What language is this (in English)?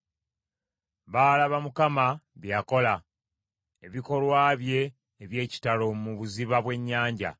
Ganda